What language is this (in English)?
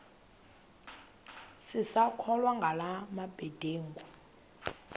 Xhosa